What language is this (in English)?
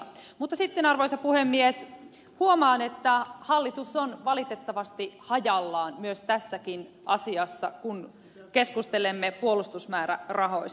Finnish